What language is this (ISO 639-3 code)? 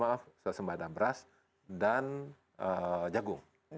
ind